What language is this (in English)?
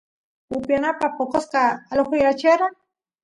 Santiago del Estero Quichua